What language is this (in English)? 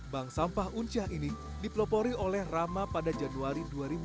Indonesian